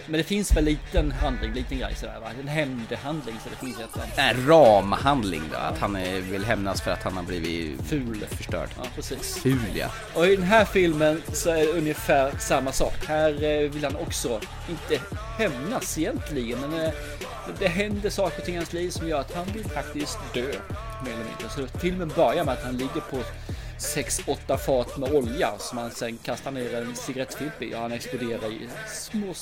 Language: Swedish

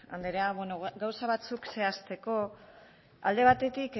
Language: Basque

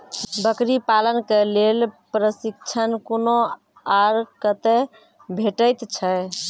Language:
Maithili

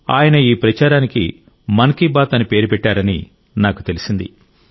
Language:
Telugu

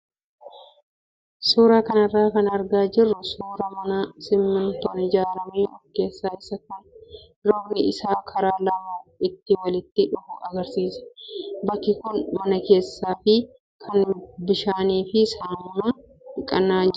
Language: Oromo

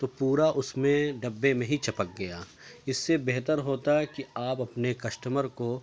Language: Urdu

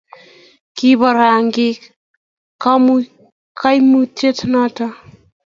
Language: Kalenjin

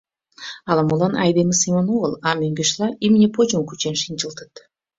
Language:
Mari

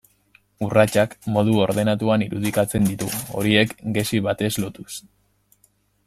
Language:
Basque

